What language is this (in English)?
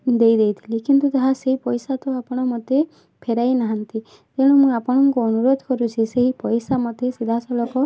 Odia